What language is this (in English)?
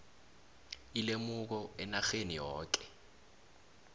South Ndebele